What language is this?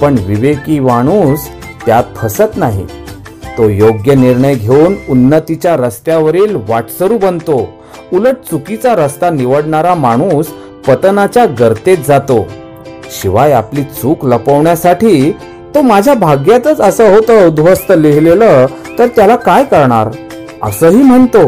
Marathi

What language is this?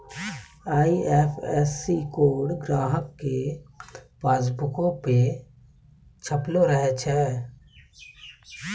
Maithili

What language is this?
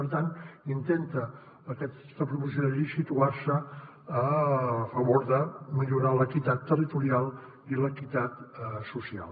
Catalan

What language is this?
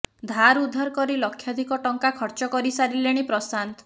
Odia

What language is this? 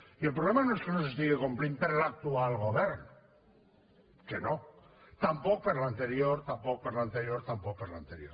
Catalan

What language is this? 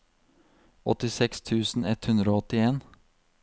Norwegian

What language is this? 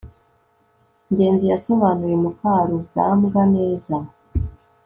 Kinyarwanda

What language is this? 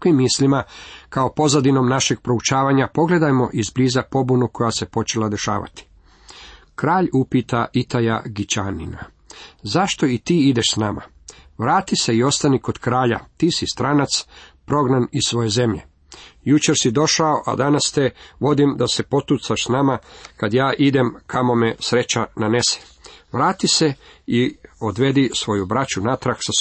Croatian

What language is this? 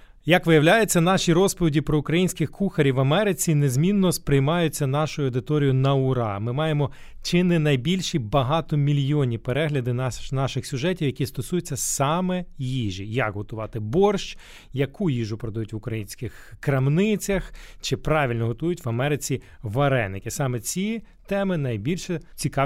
Ukrainian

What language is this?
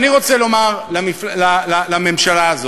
Hebrew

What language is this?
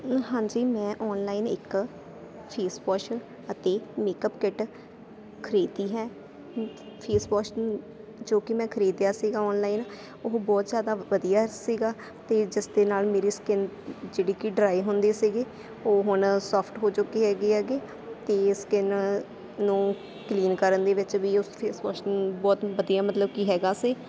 Punjabi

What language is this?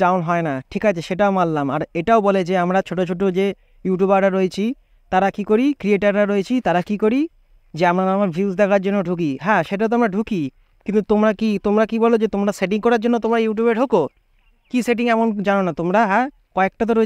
Bangla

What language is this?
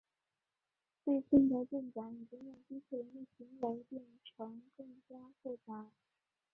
Chinese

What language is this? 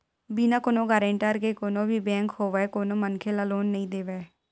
Chhattisgarhi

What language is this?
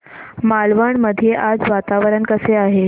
Marathi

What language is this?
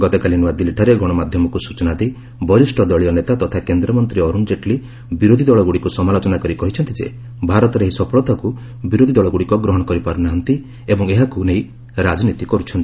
Odia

